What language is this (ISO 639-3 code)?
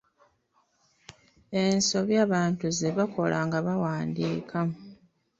lug